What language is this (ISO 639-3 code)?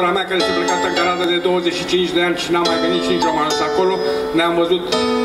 ron